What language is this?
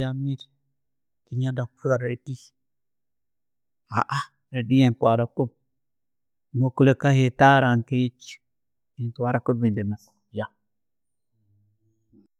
Tooro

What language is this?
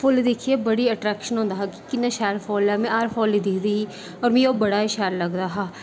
Dogri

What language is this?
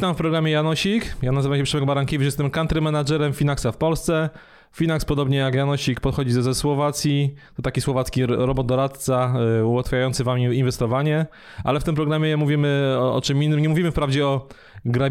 Polish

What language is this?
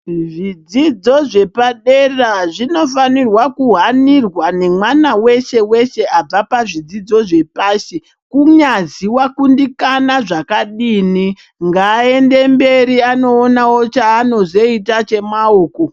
Ndau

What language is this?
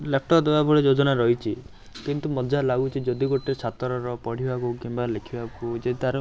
Odia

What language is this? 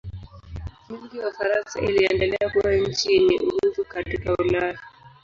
Swahili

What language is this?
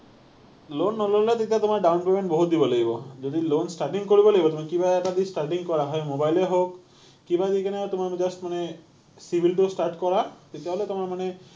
Assamese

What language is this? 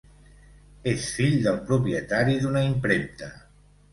Catalan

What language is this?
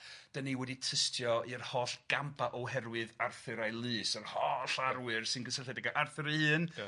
Welsh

